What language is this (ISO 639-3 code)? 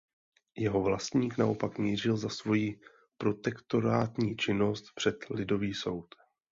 ces